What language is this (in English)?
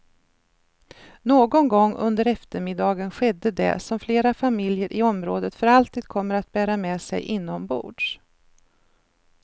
Swedish